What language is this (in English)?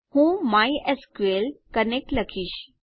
Gujarati